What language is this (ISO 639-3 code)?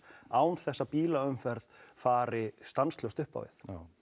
isl